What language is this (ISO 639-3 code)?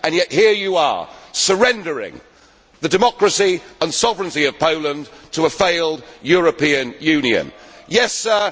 eng